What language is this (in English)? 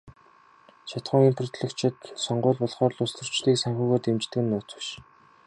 Mongolian